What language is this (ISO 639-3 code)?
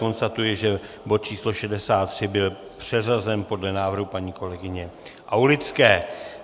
ces